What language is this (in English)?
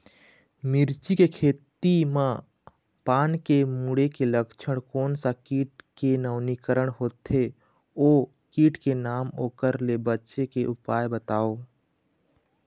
Chhattisgarhi